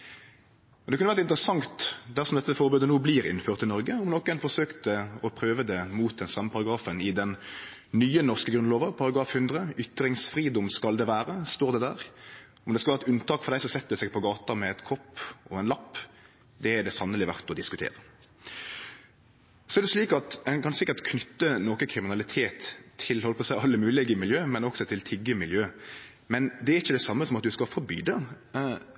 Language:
Norwegian Nynorsk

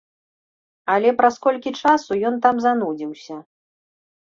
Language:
Belarusian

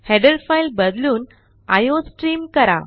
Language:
Marathi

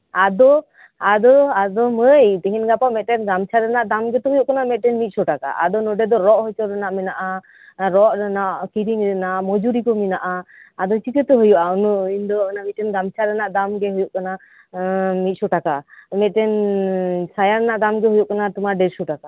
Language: Santali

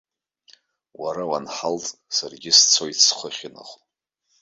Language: Abkhazian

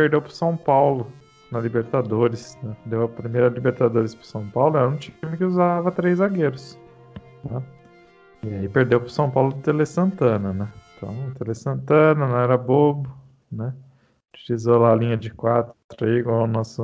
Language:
Portuguese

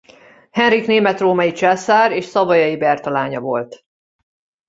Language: Hungarian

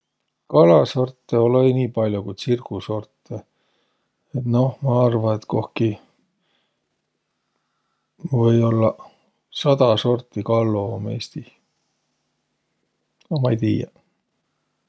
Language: Võro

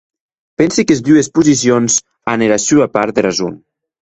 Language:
Occitan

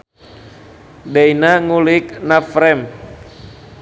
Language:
Sundanese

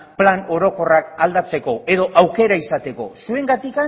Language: Basque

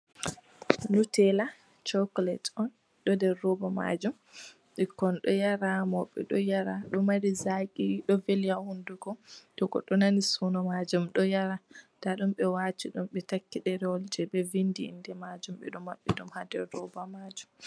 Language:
Fula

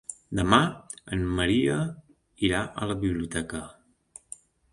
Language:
Catalan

